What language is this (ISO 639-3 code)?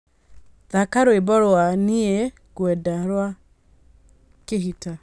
kik